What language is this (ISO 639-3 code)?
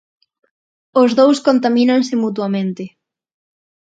glg